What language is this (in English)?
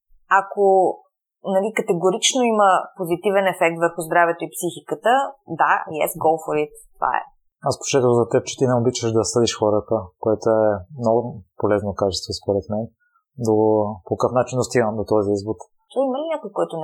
Bulgarian